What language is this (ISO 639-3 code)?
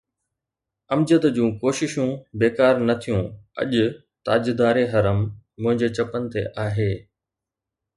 snd